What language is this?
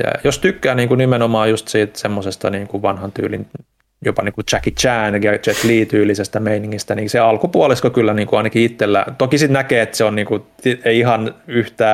Finnish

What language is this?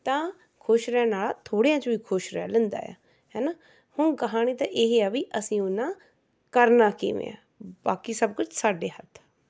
Punjabi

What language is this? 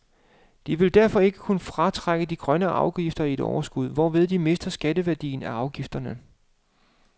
Danish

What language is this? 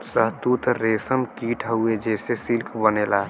Bhojpuri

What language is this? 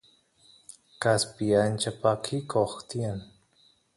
Santiago del Estero Quichua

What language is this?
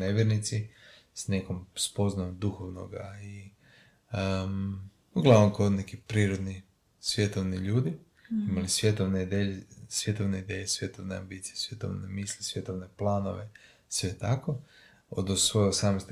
Croatian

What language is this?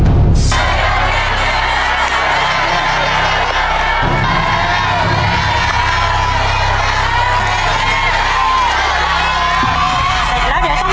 Thai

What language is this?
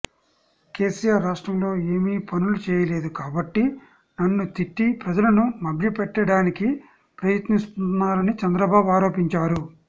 Telugu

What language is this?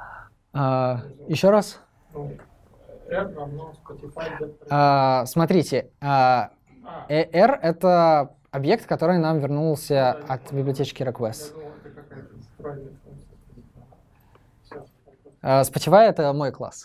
Russian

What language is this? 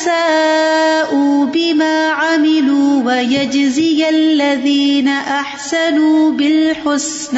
Urdu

